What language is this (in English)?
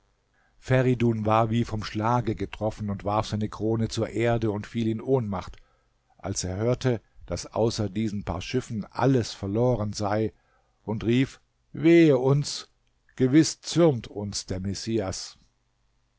German